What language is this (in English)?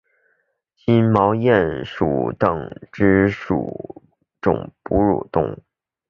Chinese